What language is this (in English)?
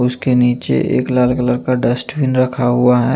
Hindi